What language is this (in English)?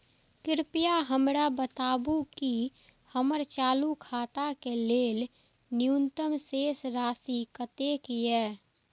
Maithili